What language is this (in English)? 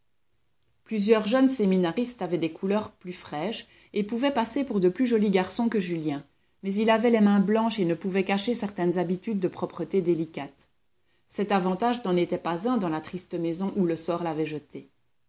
French